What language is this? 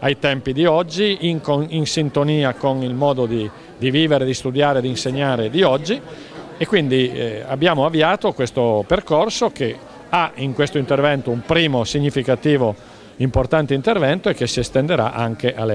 Italian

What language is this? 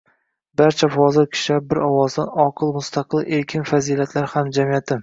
Uzbek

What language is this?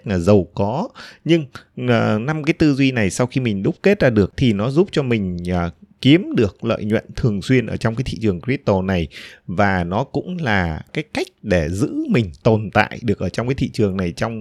Vietnamese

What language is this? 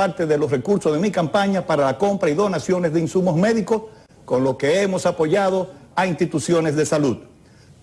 Spanish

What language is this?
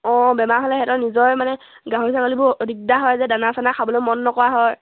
Assamese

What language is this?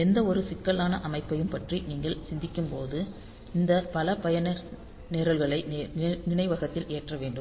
Tamil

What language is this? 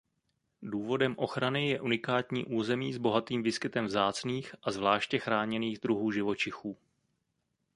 Czech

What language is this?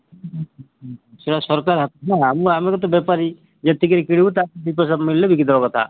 Odia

